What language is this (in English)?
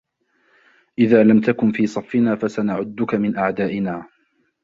Arabic